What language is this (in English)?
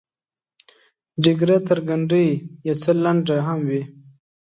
Pashto